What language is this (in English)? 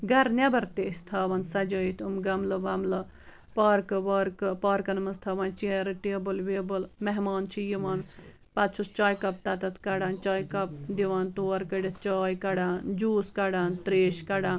Kashmiri